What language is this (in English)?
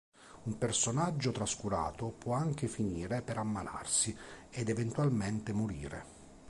Italian